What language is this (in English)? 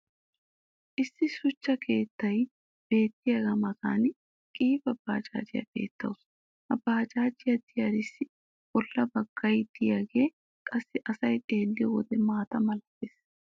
Wolaytta